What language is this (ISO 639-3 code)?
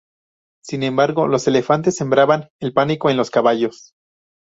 spa